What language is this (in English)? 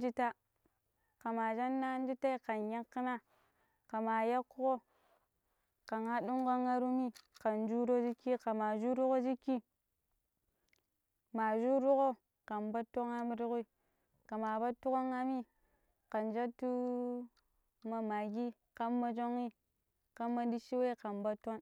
Pero